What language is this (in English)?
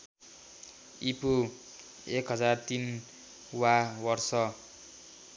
Nepali